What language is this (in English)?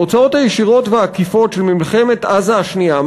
Hebrew